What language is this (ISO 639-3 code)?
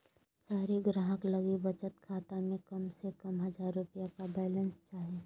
mag